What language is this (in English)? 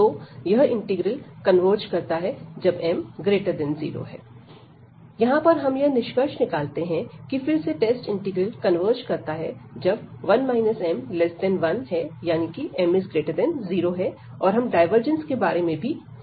Hindi